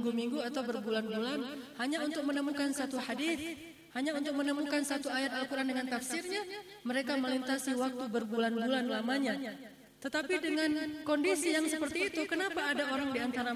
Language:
Indonesian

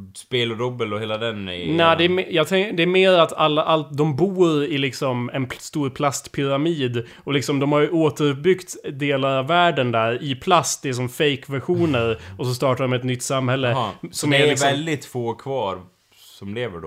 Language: Swedish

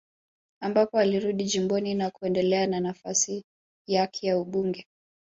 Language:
Swahili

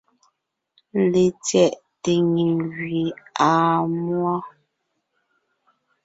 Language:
Ngiemboon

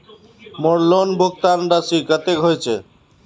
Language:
Magahi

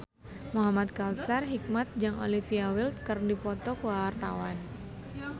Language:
Sundanese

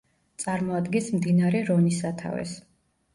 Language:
Georgian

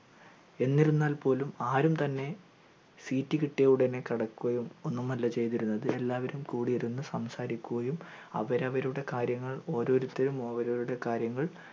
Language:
Malayalam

